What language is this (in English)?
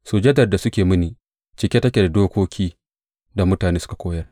Hausa